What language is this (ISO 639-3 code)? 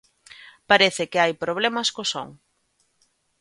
glg